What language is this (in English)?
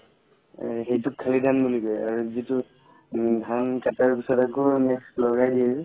Assamese